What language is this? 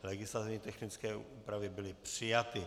Czech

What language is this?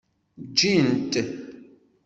Kabyle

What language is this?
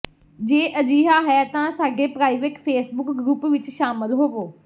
Punjabi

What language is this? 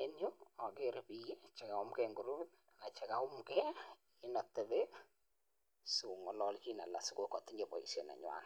Kalenjin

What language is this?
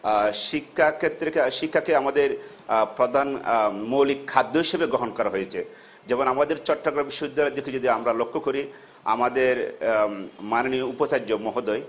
Bangla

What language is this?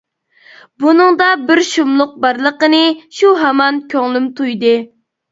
Uyghur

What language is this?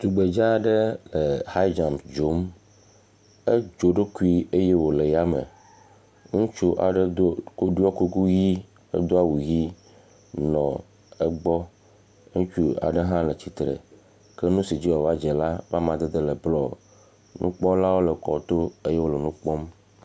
Ewe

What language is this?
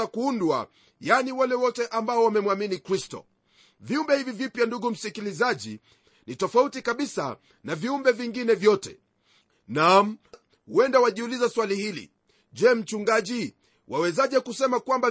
Swahili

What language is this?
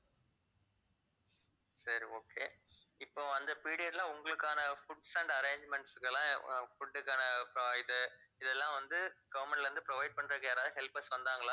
Tamil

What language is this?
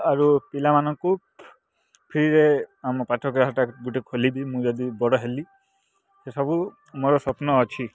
Odia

